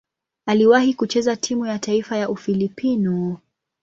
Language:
Swahili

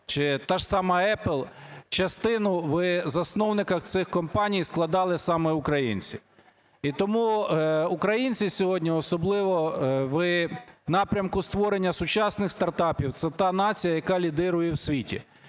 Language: Ukrainian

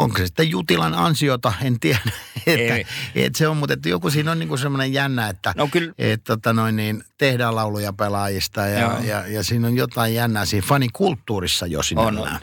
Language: Finnish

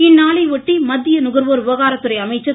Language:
Tamil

